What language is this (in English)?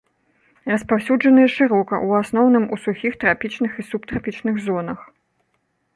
Belarusian